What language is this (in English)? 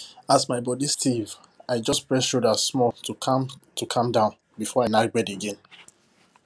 Nigerian Pidgin